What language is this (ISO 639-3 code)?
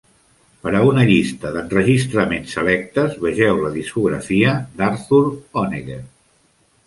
cat